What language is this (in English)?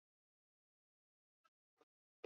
Basque